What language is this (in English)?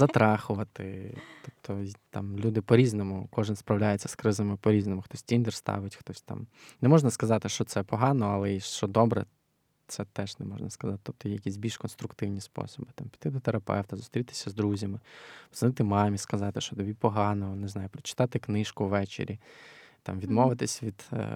Ukrainian